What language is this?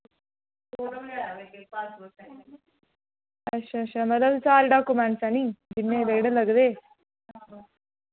Dogri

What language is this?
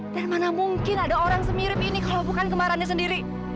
Indonesian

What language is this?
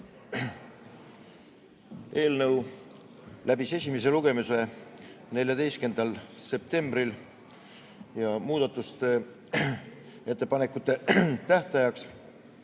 Estonian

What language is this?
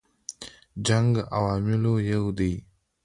Pashto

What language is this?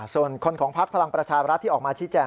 Thai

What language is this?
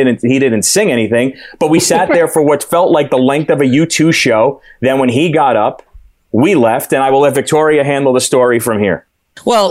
English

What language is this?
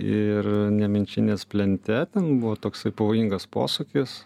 Lithuanian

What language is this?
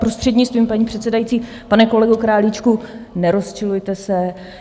Czech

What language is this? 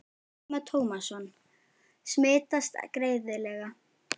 Icelandic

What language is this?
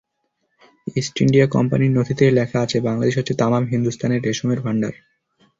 Bangla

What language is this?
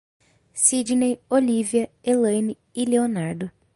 Portuguese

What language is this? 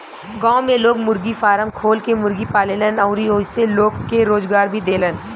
Bhojpuri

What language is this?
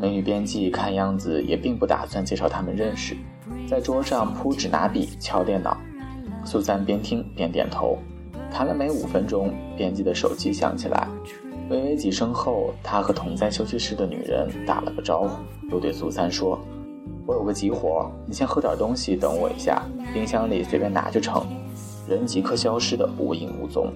Chinese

